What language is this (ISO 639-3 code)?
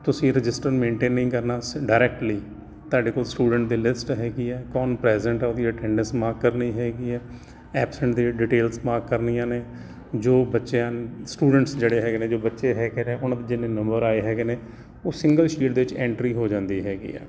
pan